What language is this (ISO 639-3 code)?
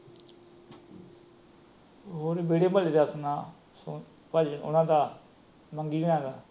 pan